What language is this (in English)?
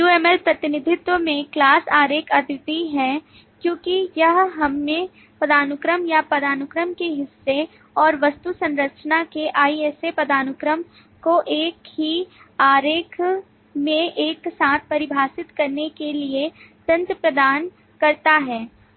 Hindi